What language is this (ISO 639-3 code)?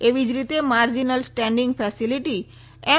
guj